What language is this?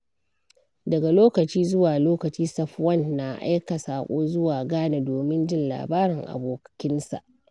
Hausa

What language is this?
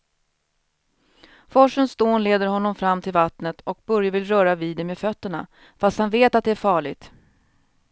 Swedish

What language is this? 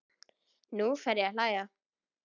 Icelandic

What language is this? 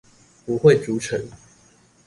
Chinese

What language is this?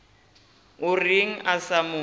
Northern Sotho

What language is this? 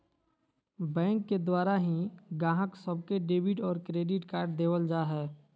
Magahi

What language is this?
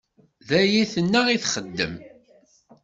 Kabyle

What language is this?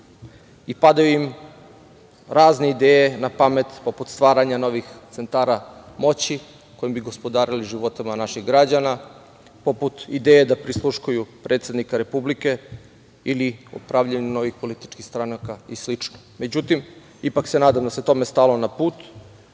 Serbian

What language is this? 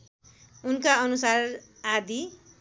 Nepali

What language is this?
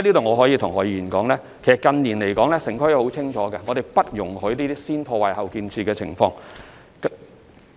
Cantonese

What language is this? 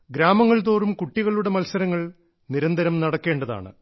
Malayalam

